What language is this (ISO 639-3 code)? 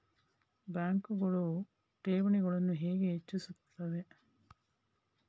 kan